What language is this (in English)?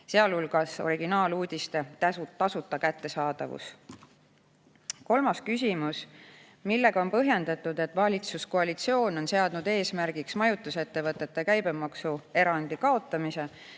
Estonian